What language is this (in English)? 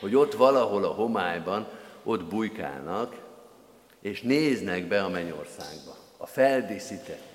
Hungarian